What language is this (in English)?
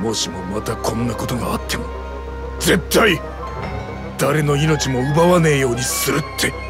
Japanese